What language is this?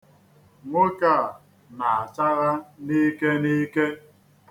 Igbo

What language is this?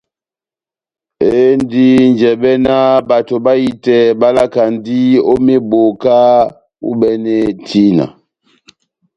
Batanga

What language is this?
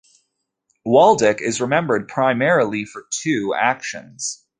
English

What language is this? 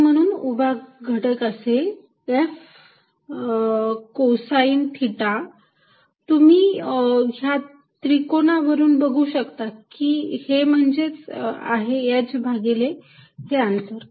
Marathi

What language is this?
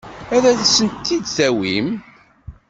Kabyle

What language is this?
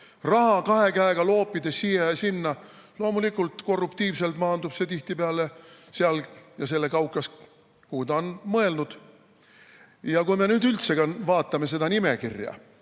Estonian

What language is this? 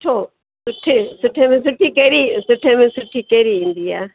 Sindhi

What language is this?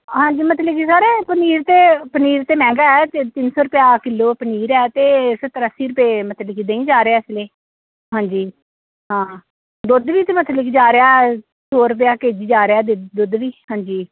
Punjabi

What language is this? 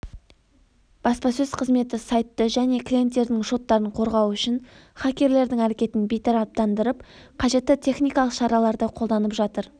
Kazakh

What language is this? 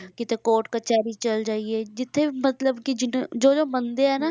Punjabi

